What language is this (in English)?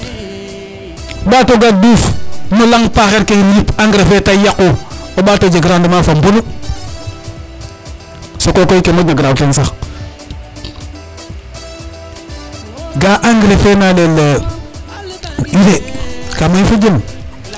Serer